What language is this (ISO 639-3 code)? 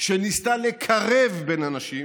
heb